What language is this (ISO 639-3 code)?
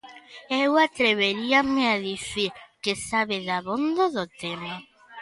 glg